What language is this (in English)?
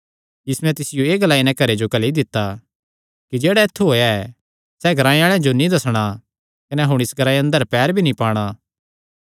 Kangri